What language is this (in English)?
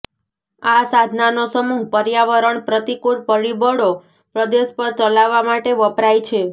Gujarati